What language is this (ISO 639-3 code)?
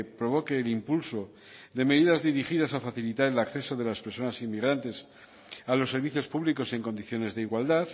spa